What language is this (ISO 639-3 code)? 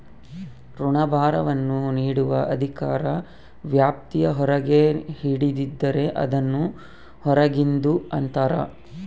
kan